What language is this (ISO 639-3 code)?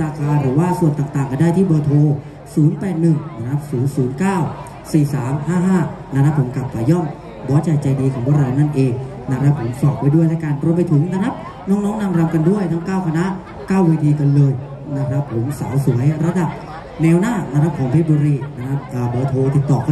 tha